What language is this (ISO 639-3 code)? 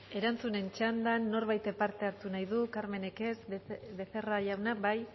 eus